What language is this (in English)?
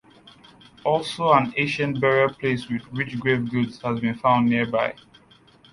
English